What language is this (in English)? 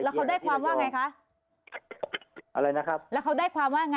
Thai